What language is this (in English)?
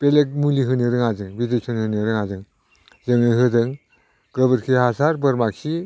Bodo